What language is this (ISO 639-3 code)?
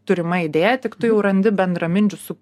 lit